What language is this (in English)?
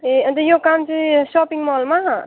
Nepali